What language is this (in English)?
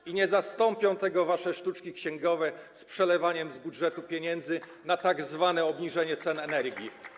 Polish